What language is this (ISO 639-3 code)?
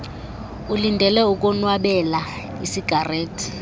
xho